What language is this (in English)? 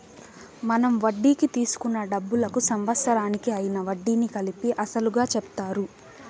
Telugu